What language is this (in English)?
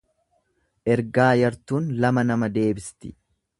Oromo